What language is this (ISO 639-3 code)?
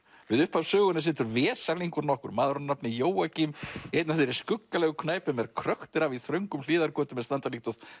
isl